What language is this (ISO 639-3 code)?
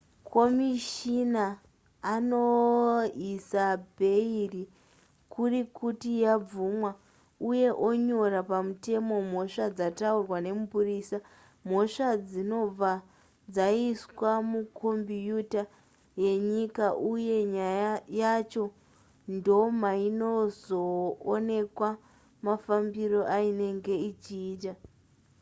sna